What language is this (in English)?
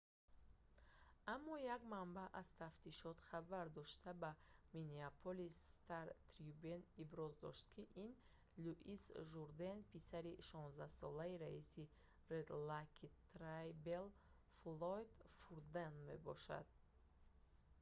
Tajik